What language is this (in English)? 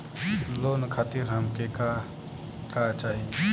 Bhojpuri